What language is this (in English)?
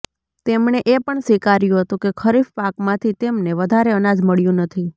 Gujarati